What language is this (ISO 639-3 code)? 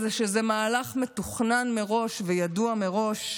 heb